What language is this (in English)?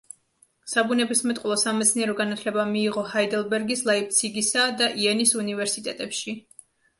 Georgian